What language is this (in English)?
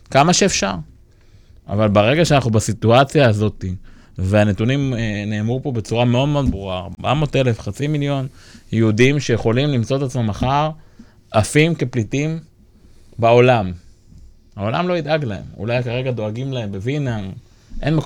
Hebrew